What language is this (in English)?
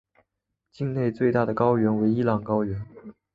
Chinese